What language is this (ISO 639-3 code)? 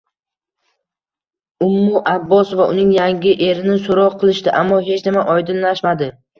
uzb